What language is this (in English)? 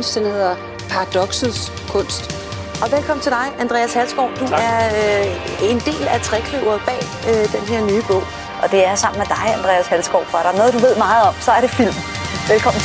Danish